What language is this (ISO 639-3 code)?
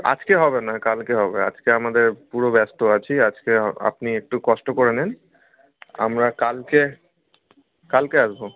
ben